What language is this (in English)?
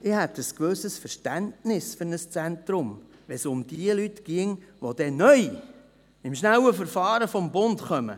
Swiss German